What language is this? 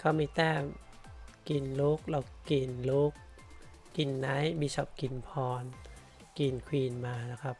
Thai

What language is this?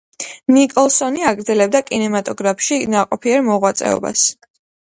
Georgian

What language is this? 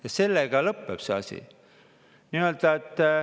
Estonian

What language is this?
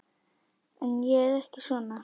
Icelandic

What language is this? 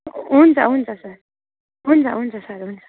Nepali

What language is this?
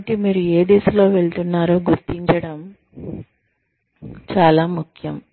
Telugu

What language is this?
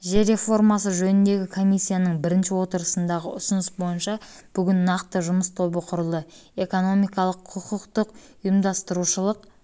Kazakh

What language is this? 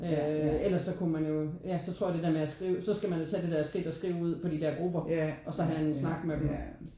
Danish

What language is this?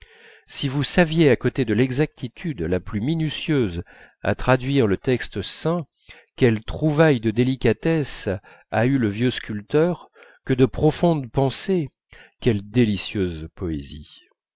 French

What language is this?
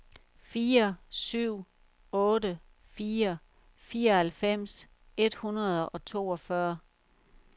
Danish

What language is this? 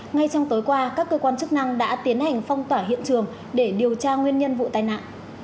Vietnamese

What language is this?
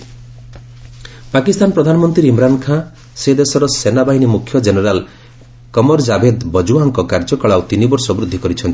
Odia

